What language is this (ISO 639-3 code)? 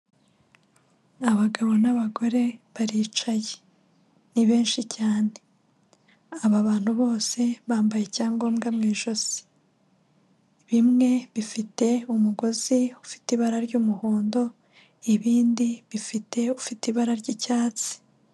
kin